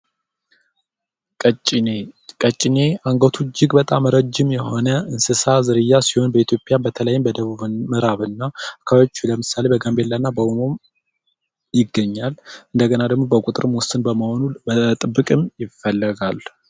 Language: Amharic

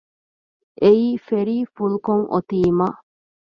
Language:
Divehi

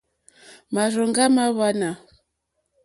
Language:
Mokpwe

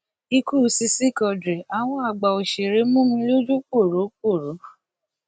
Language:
Yoruba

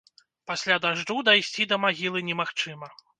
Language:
Belarusian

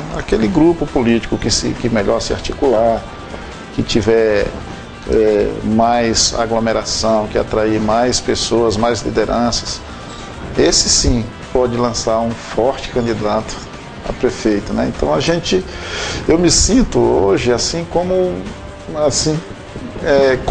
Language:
Portuguese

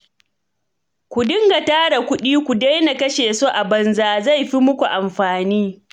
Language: Hausa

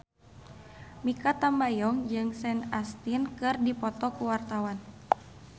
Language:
Sundanese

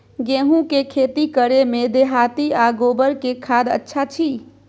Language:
Maithili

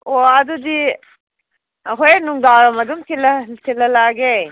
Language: Manipuri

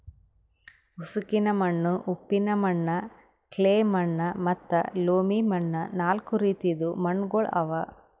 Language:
Kannada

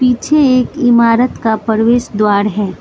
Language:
Hindi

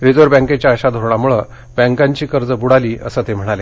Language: Marathi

